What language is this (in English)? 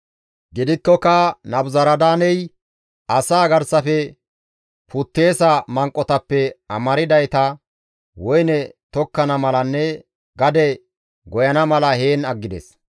Gamo